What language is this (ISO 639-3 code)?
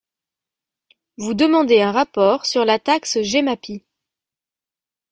fra